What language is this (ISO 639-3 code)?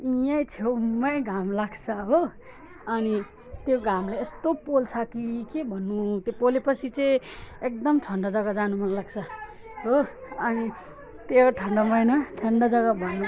nep